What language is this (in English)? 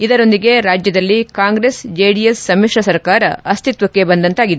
Kannada